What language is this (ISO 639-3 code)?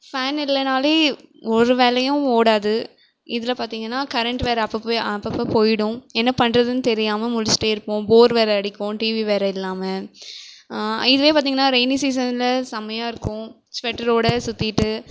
tam